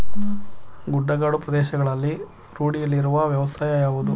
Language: Kannada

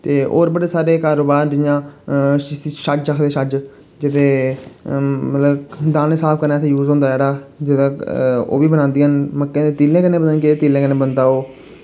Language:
Dogri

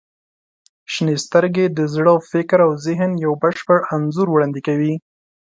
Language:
Pashto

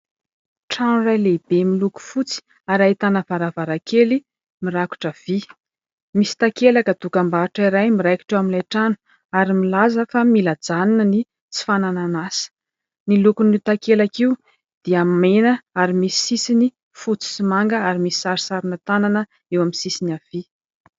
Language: Malagasy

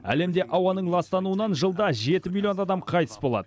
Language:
Kazakh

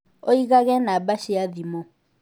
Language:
Kikuyu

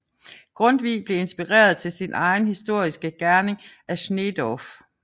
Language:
Danish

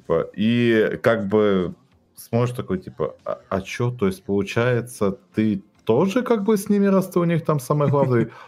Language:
Russian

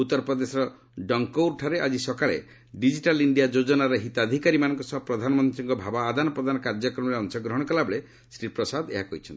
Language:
Odia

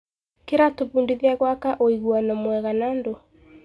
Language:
Kikuyu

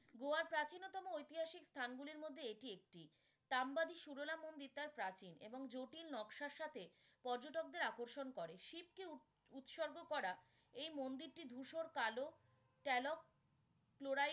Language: Bangla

